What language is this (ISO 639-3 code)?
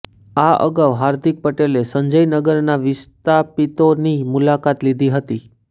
guj